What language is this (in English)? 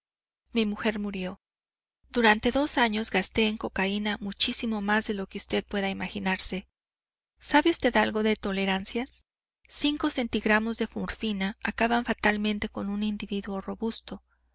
Spanish